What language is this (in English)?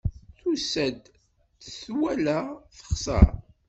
Kabyle